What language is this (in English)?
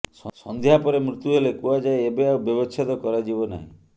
Odia